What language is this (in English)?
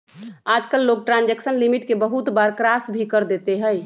Magahi